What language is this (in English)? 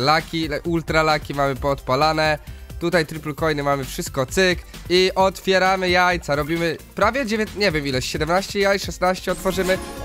Polish